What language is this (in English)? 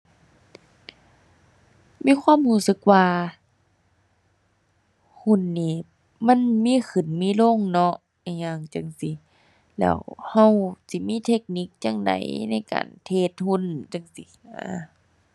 Thai